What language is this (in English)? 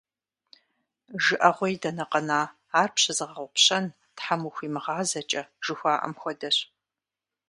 Kabardian